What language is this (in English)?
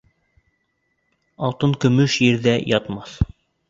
Bashkir